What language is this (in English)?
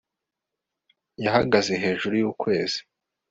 Kinyarwanda